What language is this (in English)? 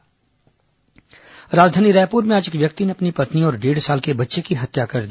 Hindi